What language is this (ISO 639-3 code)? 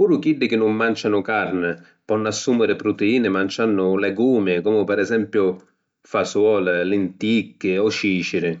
scn